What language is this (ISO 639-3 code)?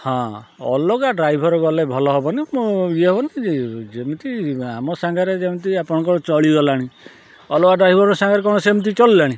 ori